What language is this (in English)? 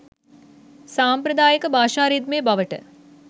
Sinhala